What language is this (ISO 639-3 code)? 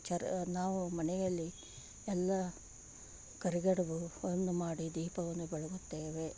kan